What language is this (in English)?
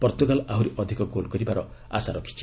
Odia